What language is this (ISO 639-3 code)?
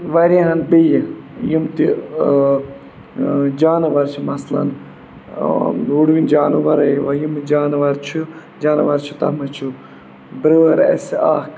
kas